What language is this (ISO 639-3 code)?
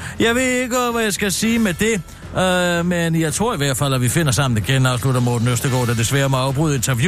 dan